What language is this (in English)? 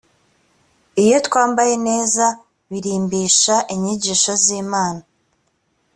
Kinyarwanda